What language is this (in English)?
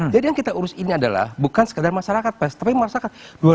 Indonesian